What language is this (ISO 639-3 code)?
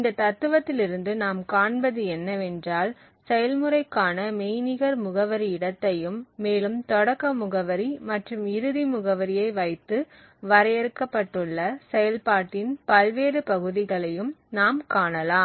tam